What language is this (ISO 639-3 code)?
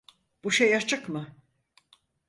tur